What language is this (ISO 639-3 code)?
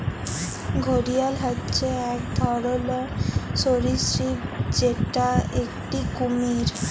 ben